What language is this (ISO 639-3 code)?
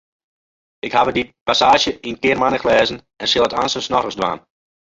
fry